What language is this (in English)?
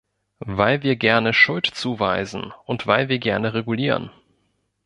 German